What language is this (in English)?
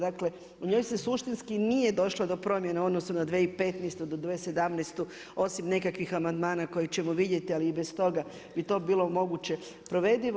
Croatian